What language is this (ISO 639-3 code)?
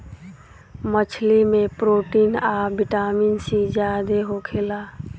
bho